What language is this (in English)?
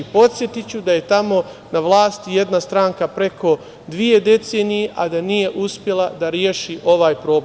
Serbian